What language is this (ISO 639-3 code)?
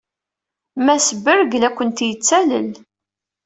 kab